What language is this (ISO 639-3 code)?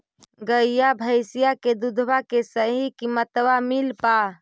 mag